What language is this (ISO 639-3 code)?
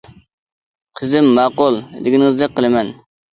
uig